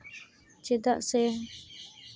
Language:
Santali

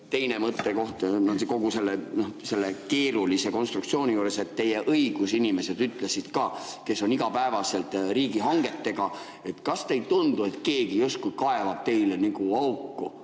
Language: Estonian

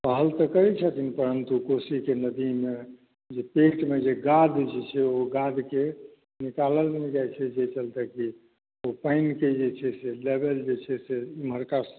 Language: Maithili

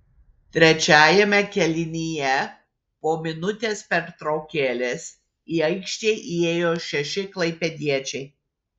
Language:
Lithuanian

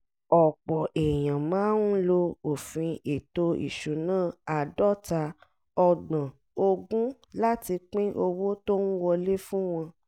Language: Yoruba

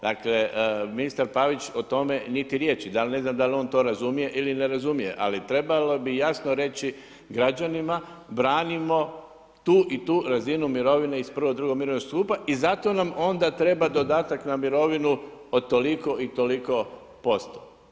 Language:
Croatian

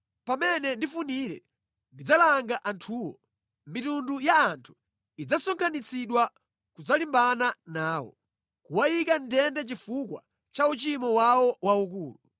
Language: Nyanja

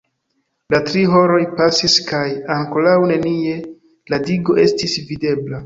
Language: Esperanto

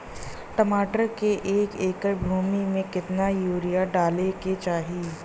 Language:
Bhojpuri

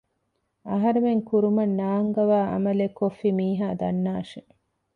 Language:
Divehi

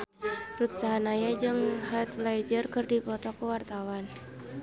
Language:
Sundanese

